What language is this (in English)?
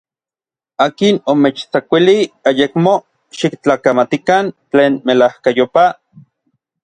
Orizaba Nahuatl